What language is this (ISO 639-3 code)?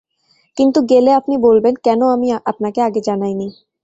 ben